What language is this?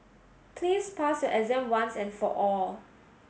English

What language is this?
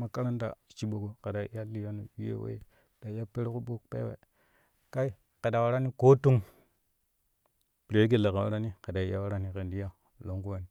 Kushi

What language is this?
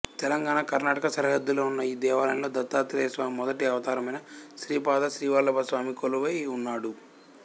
Telugu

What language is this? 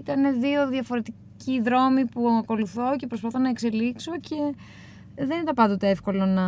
Greek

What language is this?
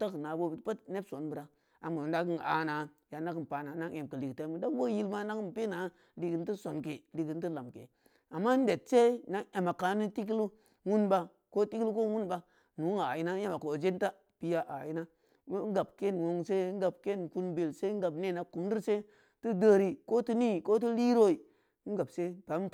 Samba Leko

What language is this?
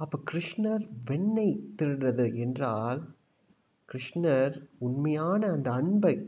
Tamil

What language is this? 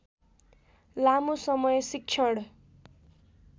Nepali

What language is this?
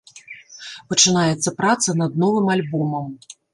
Belarusian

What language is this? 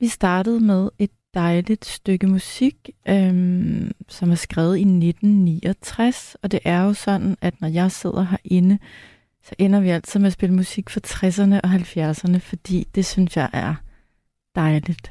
Danish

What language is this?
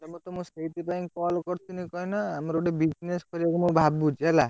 Odia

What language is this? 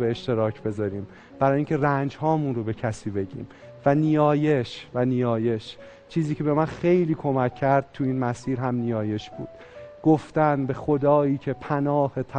Persian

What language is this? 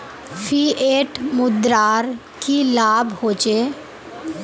Magahi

